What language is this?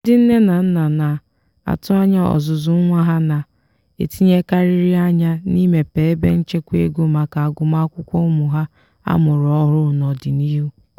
Igbo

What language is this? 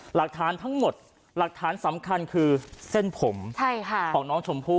Thai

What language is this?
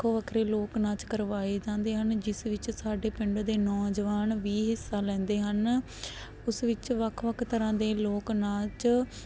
Punjabi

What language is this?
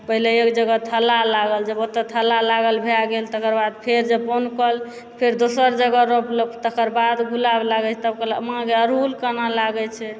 Maithili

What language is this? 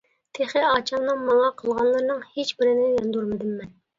Uyghur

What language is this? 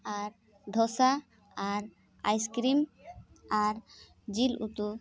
Santali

